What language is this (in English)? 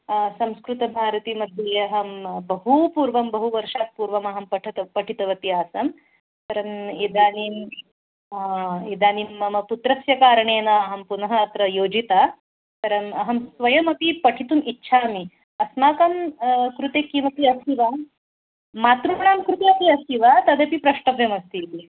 Sanskrit